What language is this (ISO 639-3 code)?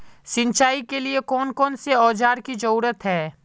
mag